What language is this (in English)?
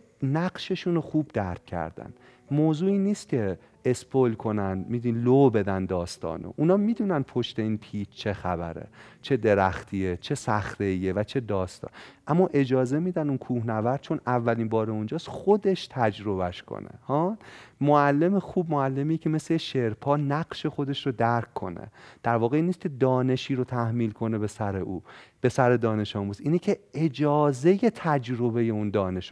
Persian